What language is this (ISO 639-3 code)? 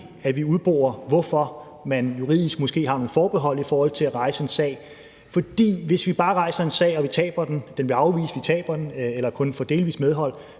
dan